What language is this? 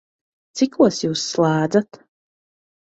Latvian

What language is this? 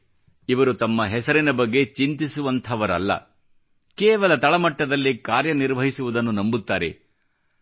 Kannada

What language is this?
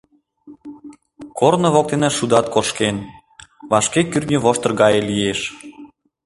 Mari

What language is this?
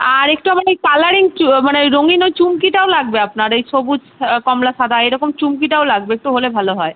Bangla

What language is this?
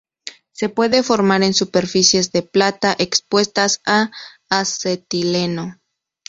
Spanish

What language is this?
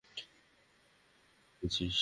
Bangla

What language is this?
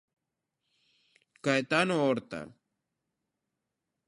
Galician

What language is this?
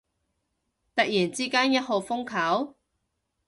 Cantonese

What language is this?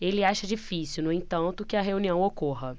Portuguese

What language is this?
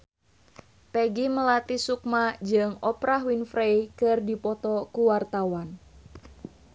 Sundanese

